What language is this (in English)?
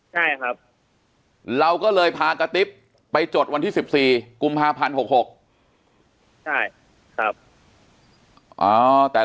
Thai